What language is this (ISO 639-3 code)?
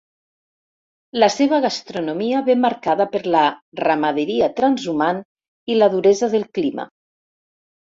cat